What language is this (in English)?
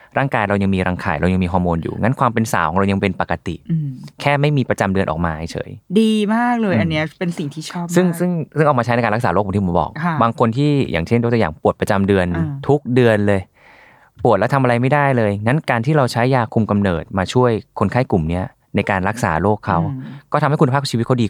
Thai